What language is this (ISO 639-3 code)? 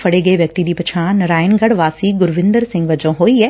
pan